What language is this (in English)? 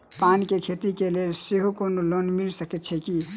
Maithili